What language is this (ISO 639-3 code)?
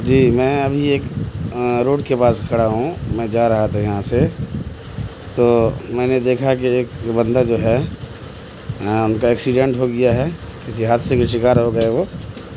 urd